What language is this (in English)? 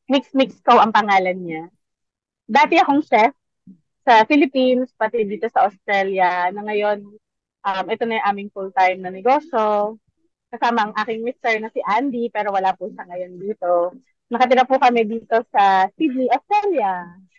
Filipino